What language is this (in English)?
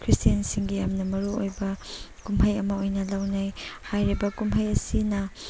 Manipuri